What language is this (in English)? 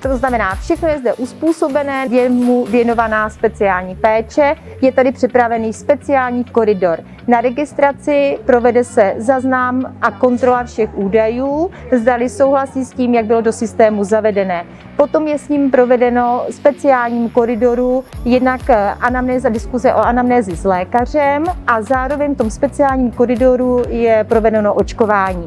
Czech